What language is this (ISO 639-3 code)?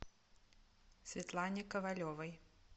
rus